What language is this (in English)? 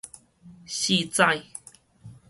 Min Nan Chinese